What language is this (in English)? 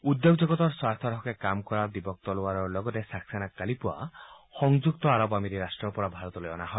Assamese